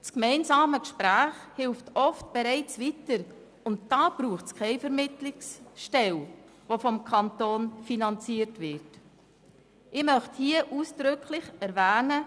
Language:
Swiss German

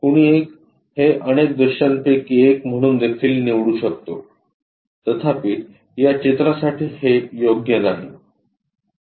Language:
Marathi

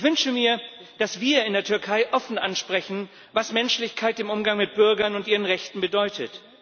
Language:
German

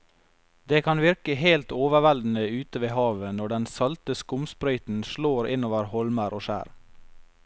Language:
Norwegian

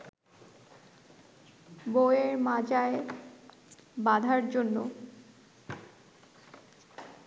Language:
Bangla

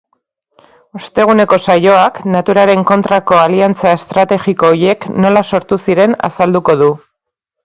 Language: Basque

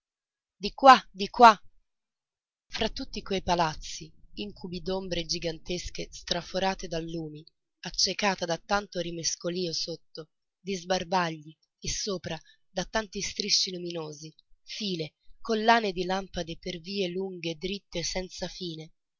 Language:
Italian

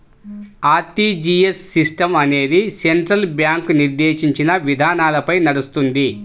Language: Telugu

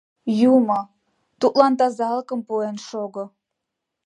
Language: Mari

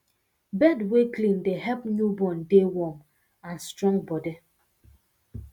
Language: Nigerian Pidgin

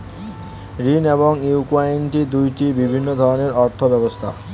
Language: Bangla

